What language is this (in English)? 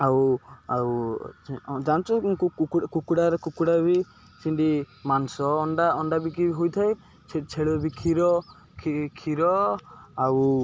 Odia